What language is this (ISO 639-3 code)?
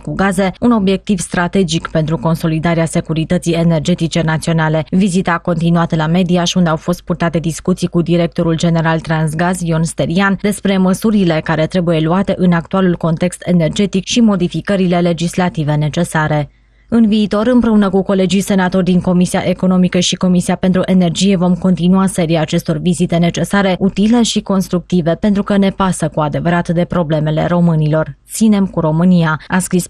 ron